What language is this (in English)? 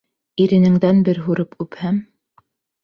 Bashkir